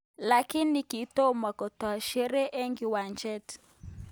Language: Kalenjin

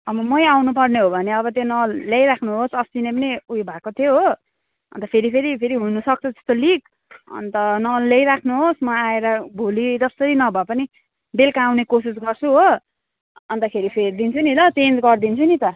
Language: Nepali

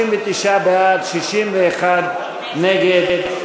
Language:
Hebrew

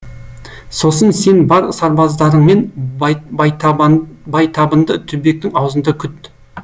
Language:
Kazakh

